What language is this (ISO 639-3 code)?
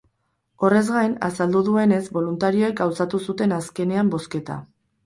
eus